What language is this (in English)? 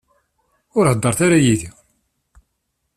Kabyle